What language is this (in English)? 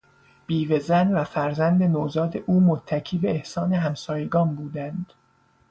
Persian